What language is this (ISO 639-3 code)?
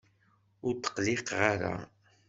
kab